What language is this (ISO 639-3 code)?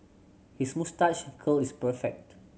eng